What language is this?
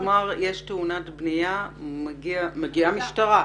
Hebrew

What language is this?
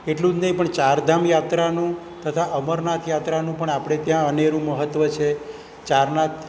Gujarati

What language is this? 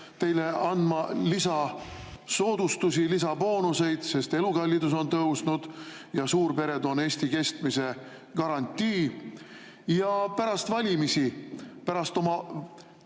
Estonian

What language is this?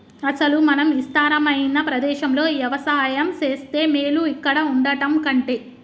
Telugu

